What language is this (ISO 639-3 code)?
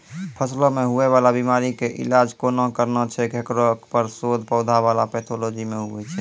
mai